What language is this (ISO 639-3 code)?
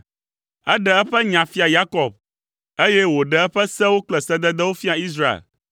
ewe